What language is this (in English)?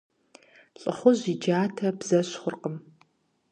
Kabardian